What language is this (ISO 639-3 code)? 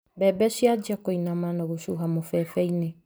kik